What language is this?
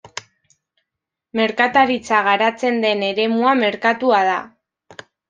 Basque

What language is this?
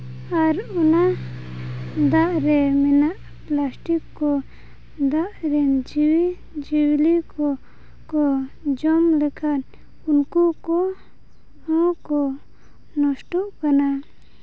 Santali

